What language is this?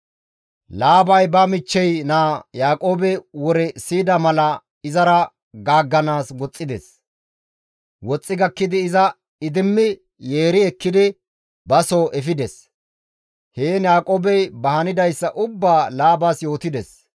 Gamo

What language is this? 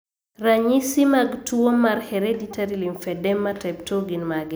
Luo (Kenya and Tanzania)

